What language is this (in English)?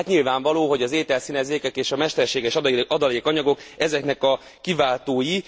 Hungarian